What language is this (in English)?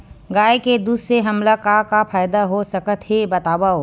Chhattisgarhi